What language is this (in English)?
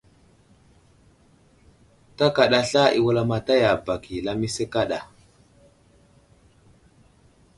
Wuzlam